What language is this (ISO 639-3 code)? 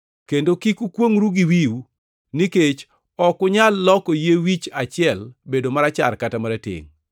luo